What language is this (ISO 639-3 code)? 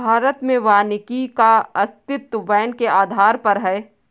hin